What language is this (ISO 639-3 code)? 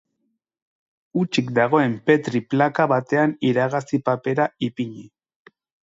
eus